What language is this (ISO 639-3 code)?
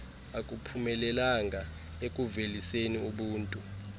xho